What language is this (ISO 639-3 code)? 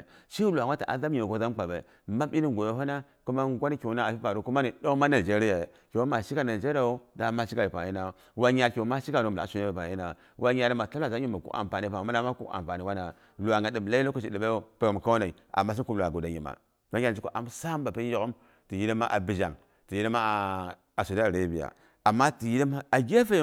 bux